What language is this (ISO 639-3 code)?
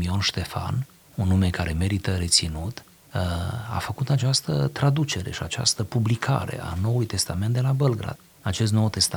ron